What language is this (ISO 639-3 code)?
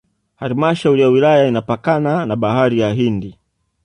swa